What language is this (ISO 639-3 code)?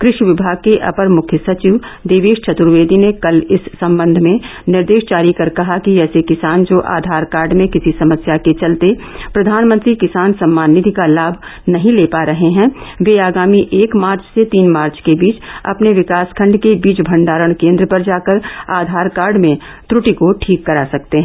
hin